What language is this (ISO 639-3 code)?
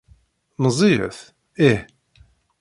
kab